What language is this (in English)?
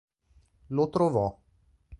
Italian